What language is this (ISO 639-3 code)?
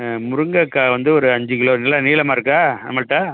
tam